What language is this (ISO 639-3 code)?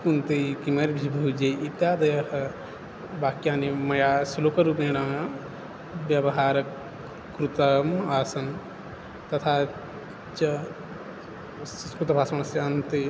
san